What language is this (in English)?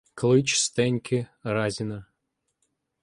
Ukrainian